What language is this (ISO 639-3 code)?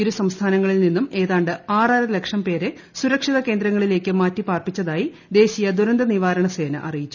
mal